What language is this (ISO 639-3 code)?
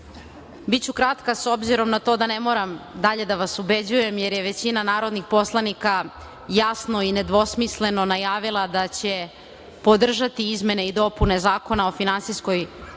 srp